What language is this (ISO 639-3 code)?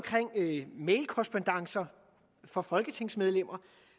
dan